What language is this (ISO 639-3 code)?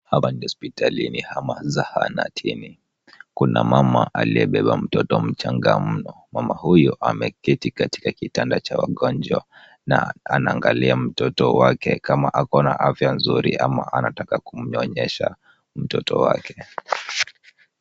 swa